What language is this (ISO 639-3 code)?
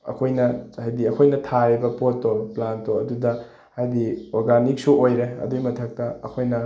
mni